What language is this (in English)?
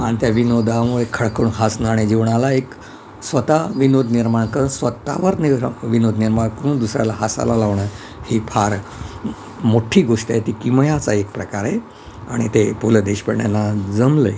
Marathi